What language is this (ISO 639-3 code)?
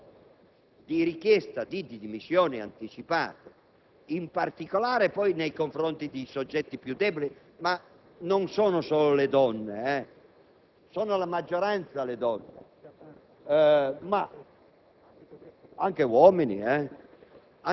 ita